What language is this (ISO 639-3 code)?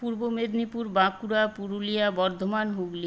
ben